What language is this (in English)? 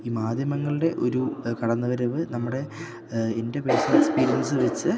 Malayalam